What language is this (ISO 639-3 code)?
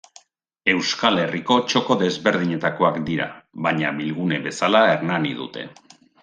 eus